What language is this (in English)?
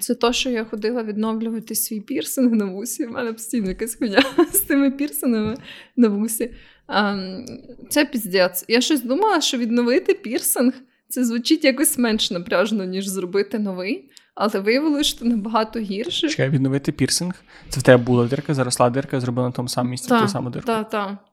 Ukrainian